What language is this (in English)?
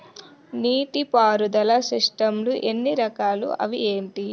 Telugu